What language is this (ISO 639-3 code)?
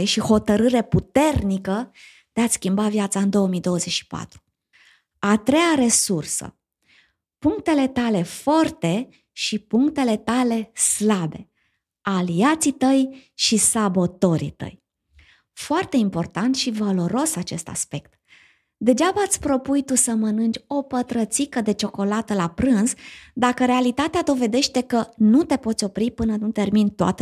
ron